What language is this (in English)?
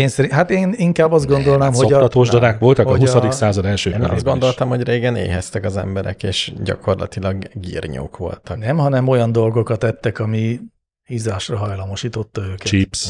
Hungarian